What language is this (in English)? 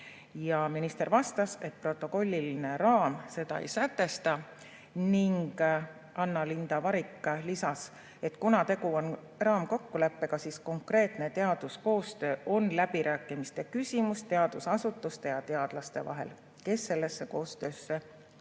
Estonian